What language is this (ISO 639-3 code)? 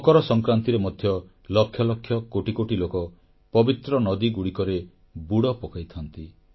ori